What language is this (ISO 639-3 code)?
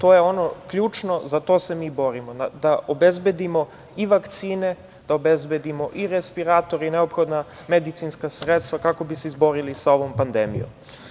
srp